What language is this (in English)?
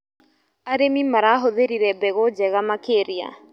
Kikuyu